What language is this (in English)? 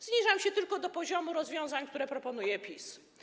Polish